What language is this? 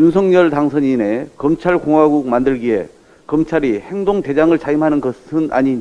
Korean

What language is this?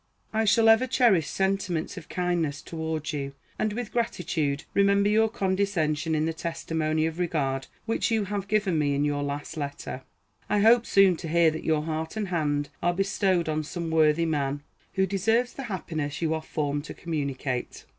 English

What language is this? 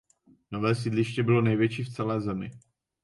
Czech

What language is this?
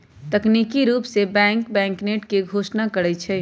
Magahi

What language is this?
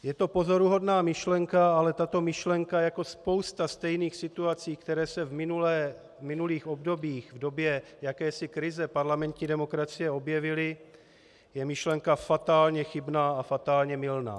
Czech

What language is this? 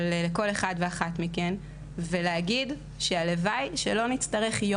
Hebrew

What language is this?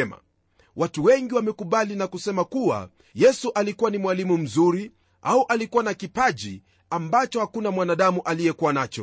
Swahili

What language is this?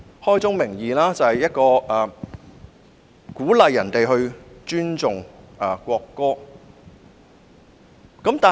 Cantonese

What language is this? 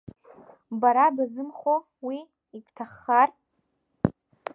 Abkhazian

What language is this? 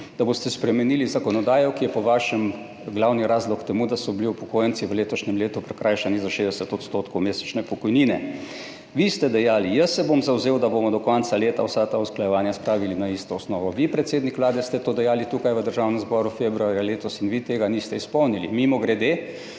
Slovenian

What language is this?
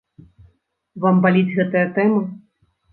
Belarusian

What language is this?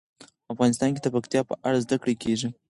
Pashto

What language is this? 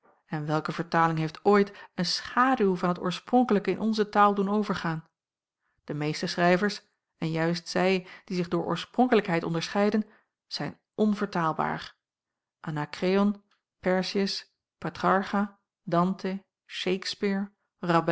Dutch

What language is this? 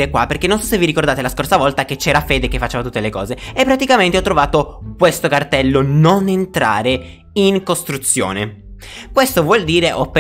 Italian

